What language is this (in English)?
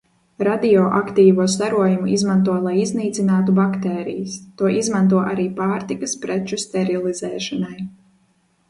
Latvian